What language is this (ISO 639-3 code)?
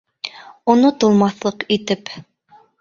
bak